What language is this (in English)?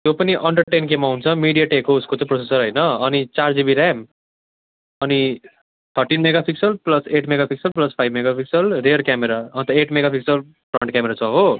Nepali